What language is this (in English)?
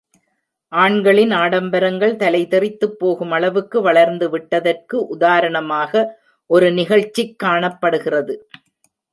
Tamil